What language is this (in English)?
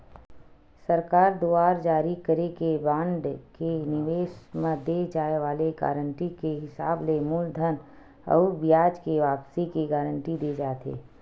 Chhattisgarhi